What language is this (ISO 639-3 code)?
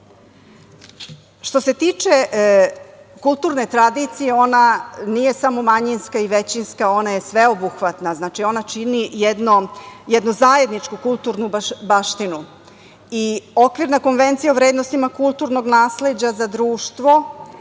srp